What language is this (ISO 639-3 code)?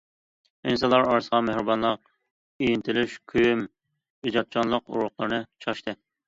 uig